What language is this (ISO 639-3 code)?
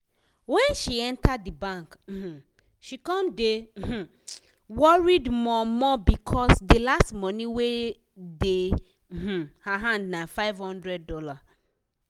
pcm